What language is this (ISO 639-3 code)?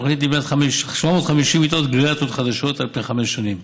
heb